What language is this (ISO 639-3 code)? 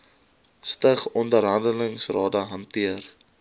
afr